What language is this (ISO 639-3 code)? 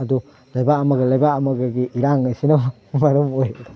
mni